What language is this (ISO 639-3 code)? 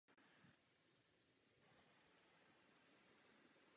ces